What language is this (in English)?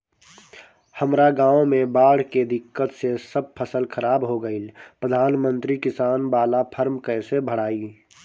Bhojpuri